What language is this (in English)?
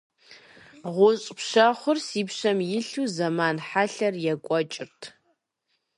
Kabardian